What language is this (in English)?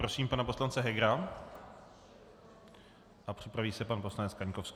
Czech